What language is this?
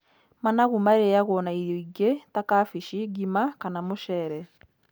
Kikuyu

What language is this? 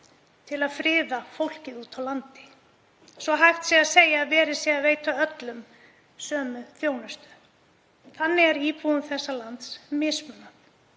Icelandic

